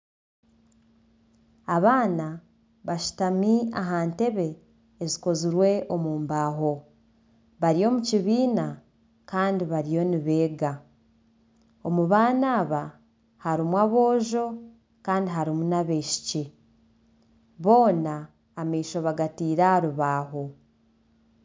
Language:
Nyankole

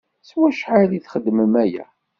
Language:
Kabyle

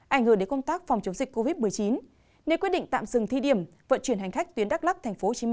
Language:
Vietnamese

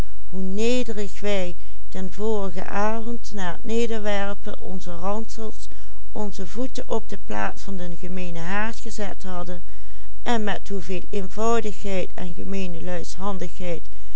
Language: Dutch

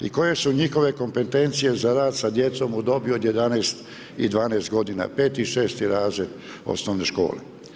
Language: Croatian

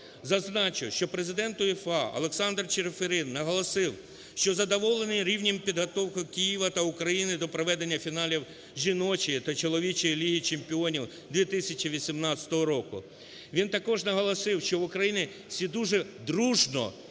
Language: Ukrainian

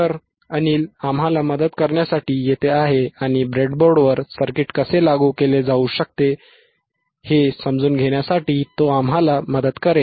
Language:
Marathi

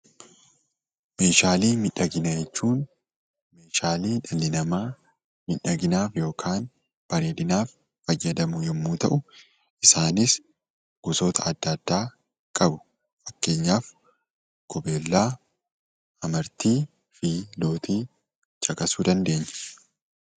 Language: Oromo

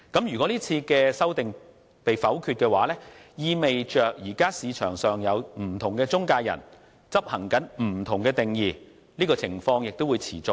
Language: Cantonese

